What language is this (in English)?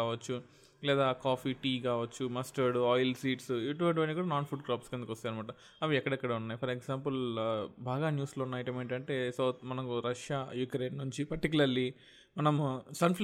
Telugu